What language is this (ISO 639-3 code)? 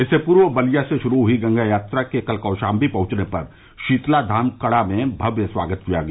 hin